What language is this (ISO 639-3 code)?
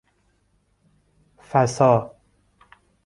fas